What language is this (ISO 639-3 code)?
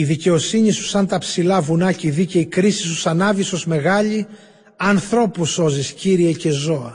ell